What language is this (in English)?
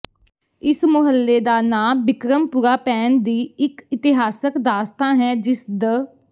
Punjabi